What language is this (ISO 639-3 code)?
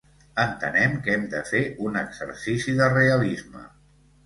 cat